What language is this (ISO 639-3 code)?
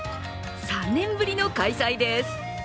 jpn